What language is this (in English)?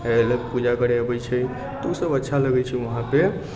Maithili